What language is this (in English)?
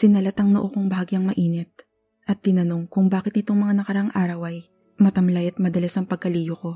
Filipino